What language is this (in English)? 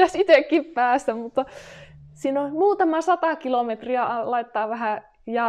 Finnish